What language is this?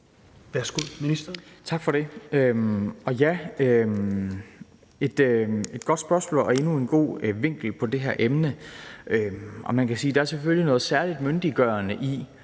Danish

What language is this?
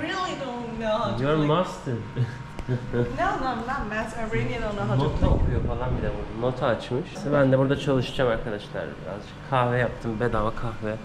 Turkish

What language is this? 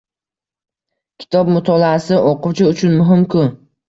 Uzbek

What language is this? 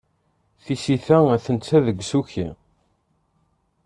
Kabyle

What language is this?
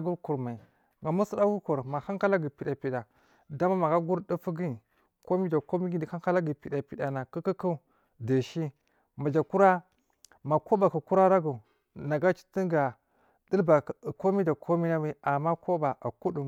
Marghi South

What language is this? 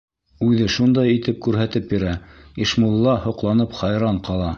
Bashkir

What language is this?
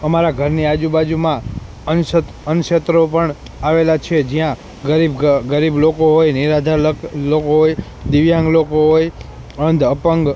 Gujarati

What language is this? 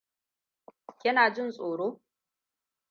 Hausa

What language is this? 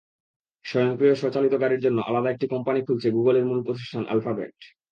Bangla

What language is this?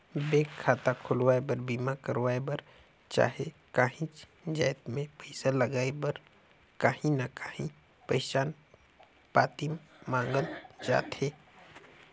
Chhattisgarhi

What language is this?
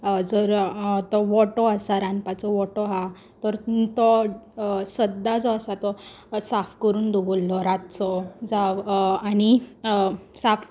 Konkani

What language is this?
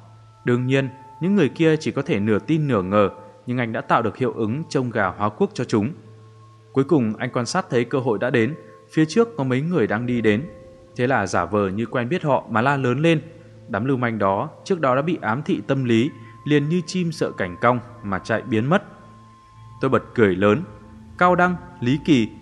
Vietnamese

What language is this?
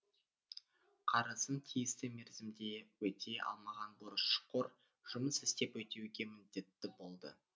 Kazakh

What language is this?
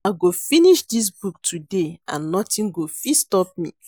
Nigerian Pidgin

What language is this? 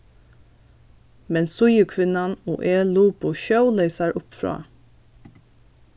Faroese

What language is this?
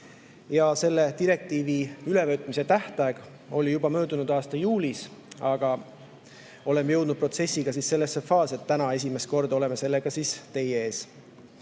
Estonian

